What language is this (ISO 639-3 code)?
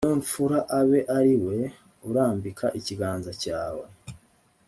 kin